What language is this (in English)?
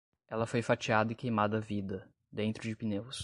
Portuguese